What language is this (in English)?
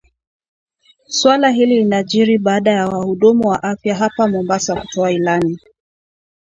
Swahili